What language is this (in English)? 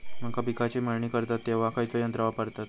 Marathi